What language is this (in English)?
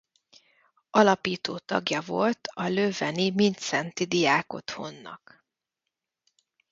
Hungarian